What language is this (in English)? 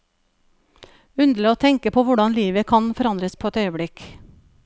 Norwegian